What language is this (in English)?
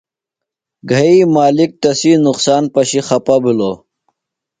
Phalura